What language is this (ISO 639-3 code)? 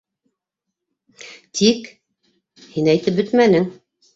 bak